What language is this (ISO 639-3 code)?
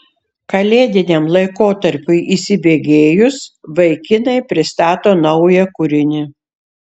lit